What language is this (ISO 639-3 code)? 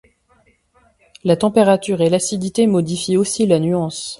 fra